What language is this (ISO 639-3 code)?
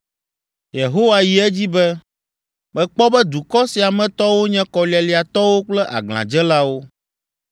ewe